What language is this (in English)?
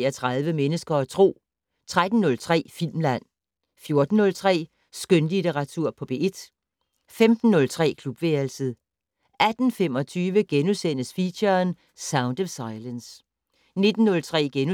Danish